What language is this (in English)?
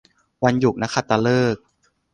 Thai